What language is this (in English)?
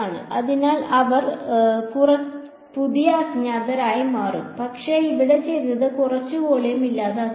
Malayalam